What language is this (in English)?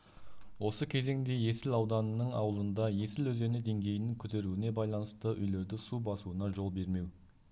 Kazakh